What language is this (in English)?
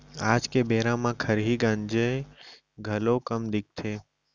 Chhattisgarhi